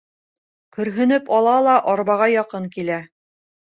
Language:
Bashkir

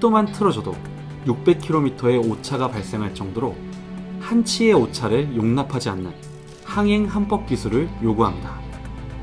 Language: Korean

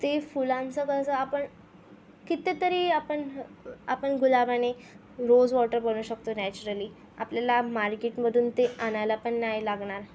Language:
Marathi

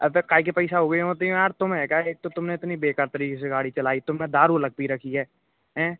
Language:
Hindi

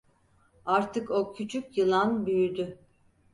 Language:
Turkish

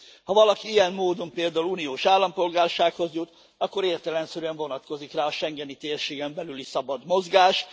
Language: Hungarian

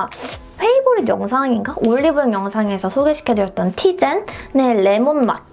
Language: Korean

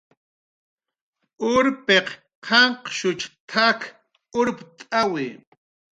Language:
Jaqaru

